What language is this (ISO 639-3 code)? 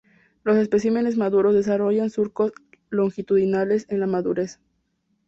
spa